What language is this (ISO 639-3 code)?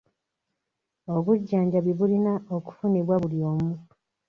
lug